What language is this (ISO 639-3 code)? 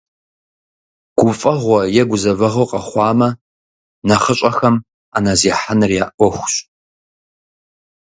kbd